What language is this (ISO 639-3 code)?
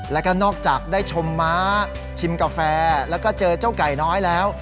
tha